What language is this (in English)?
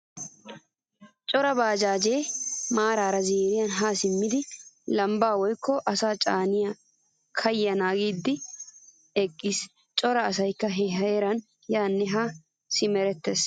Wolaytta